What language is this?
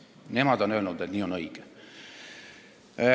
Estonian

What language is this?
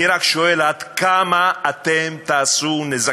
Hebrew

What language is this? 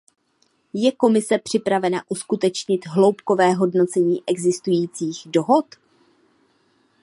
Czech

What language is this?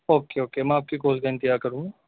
Urdu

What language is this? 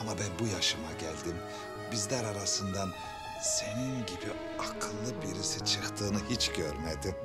Turkish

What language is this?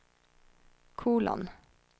Swedish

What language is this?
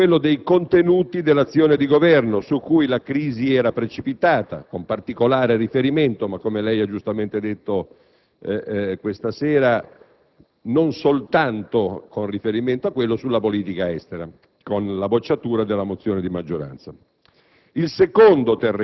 Italian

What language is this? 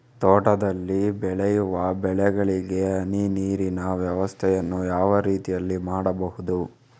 Kannada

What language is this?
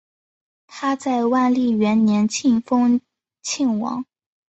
Chinese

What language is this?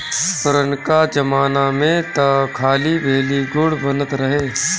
Bhojpuri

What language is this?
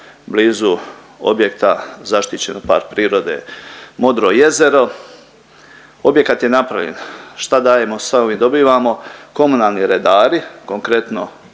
Croatian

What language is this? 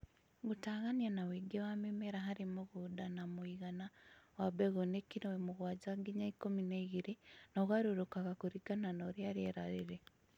Kikuyu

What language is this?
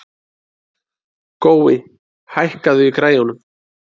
Icelandic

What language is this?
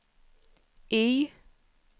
Swedish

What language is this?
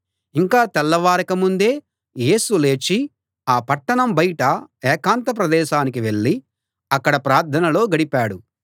Telugu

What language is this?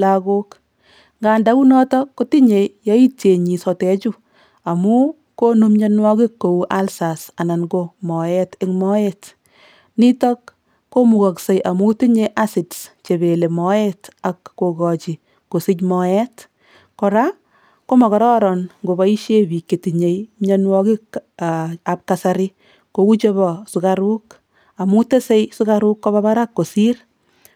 Kalenjin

